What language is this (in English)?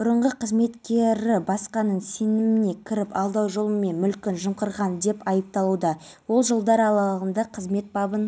Kazakh